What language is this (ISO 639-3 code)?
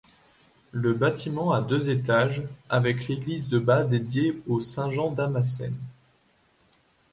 fra